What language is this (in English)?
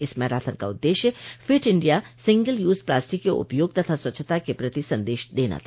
Hindi